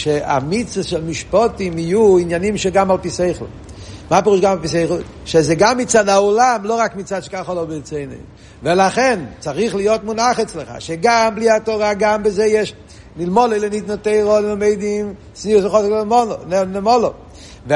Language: Hebrew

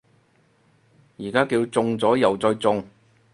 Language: Cantonese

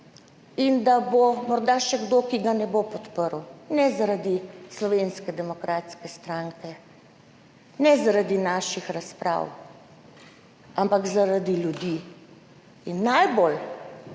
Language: Slovenian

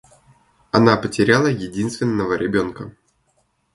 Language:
Russian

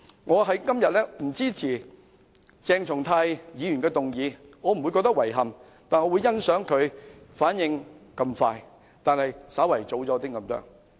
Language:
Cantonese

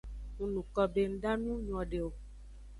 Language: Aja (Benin)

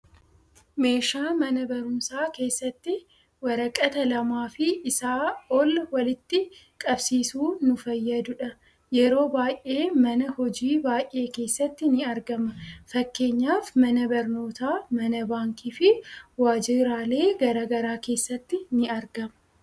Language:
Oromo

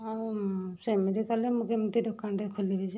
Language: Odia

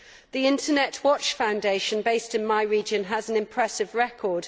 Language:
English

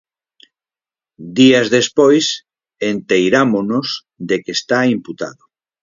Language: Galician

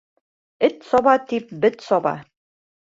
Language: Bashkir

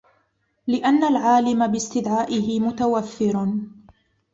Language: Arabic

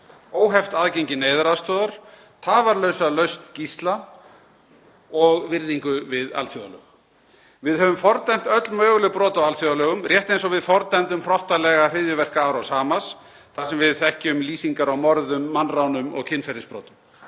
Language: Icelandic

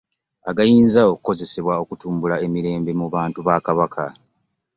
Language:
Ganda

